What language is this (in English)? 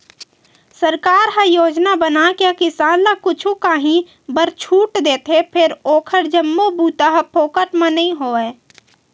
Chhattisgarhi